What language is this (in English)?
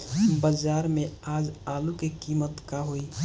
Bhojpuri